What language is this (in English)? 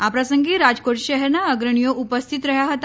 Gujarati